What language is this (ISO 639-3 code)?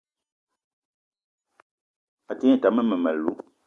eto